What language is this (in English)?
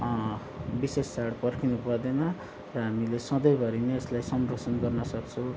Nepali